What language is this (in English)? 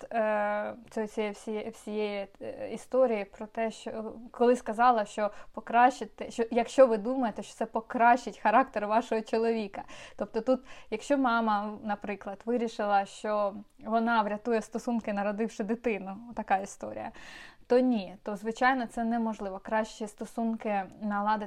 Ukrainian